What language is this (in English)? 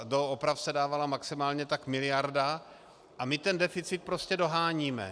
Czech